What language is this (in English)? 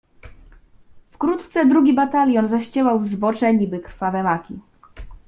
Polish